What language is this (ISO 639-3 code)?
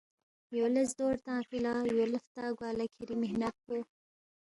bft